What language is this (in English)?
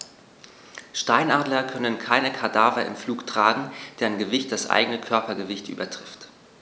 German